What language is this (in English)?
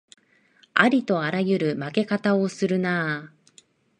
Japanese